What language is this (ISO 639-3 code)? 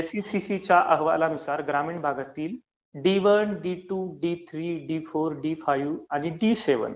mar